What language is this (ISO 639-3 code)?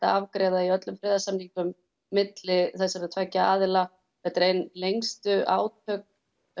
isl